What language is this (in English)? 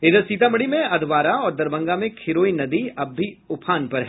Hindi